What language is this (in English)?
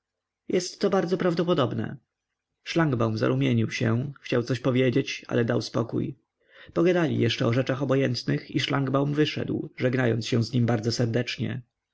Polish